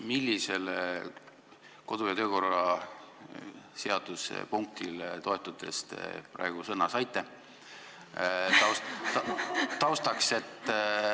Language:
Estonian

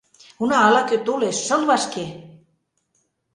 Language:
Mari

